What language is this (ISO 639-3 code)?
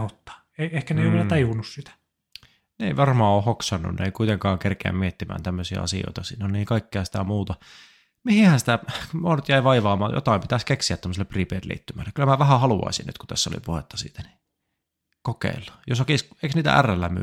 fin